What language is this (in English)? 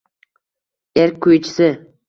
Uzbek